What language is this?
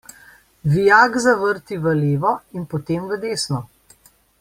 Slovenian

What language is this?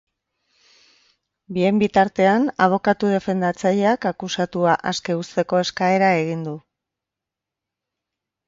Basque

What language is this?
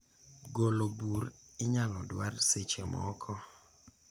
Luo (Kenya and Tanzania)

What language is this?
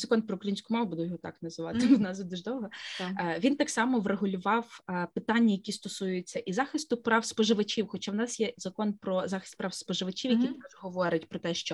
Ukrainian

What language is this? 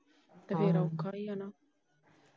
Punjabi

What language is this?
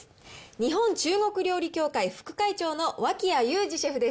Japanese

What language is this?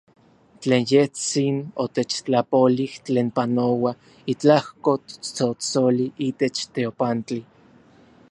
Orizaba Nahuatl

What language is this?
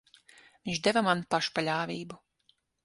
Latvian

